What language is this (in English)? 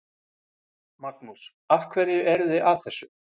Icelandic